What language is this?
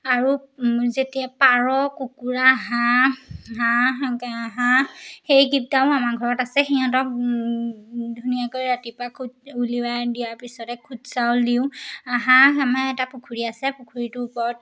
Assamese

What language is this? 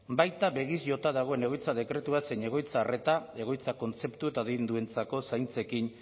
Basque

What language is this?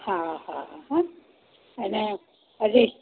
Gujarati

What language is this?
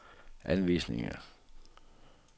Danish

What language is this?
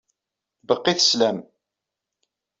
Kabyle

